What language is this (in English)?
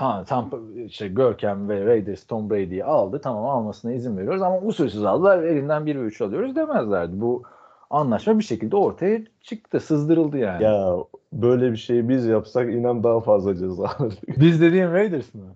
Turkish